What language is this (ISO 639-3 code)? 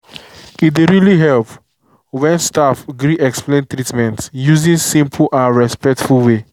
pcm